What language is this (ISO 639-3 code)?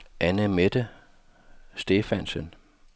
dan